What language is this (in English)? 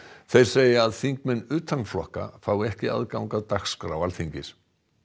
Icelandic